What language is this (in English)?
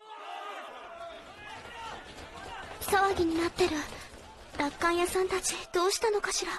Japanese